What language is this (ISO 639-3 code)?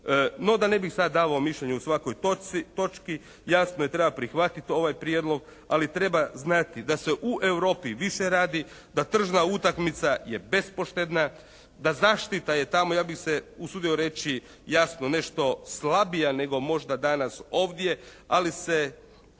hrv